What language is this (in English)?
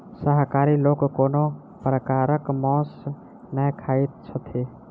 Maithili